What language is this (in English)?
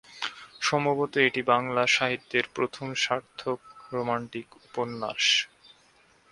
Bangla